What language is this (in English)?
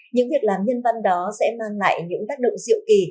Vietnamese